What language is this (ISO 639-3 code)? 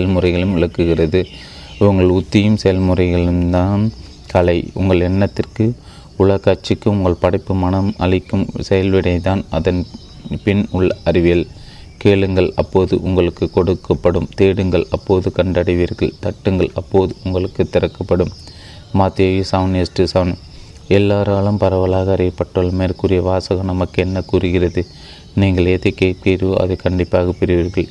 tam